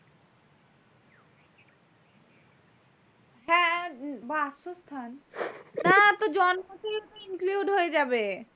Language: Bangla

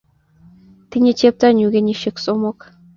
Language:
Kalenjin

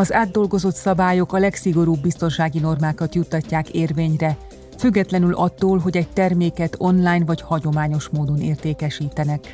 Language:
Hungarian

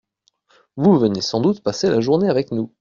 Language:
French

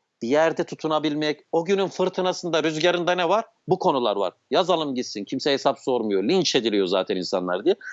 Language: Turkish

